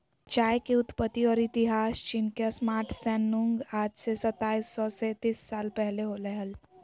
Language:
Magahi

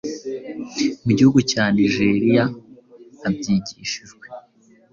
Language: Kinyarwanda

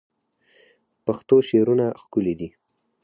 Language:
Pashto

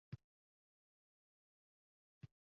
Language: Uzbek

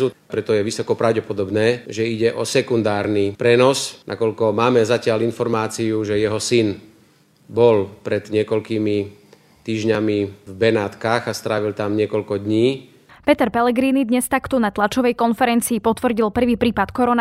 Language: Slovak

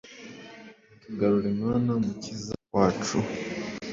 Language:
Kinyarwanda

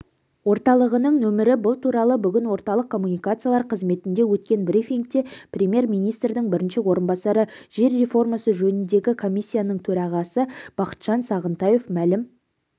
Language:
Kazakh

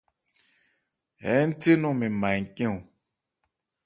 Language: Ebrié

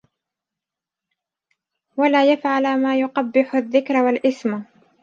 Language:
Arabic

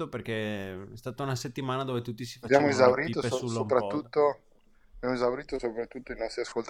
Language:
Italian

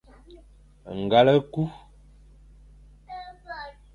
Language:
Fang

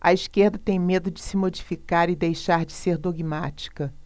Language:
Portuguese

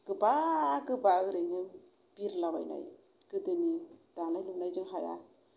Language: Bodo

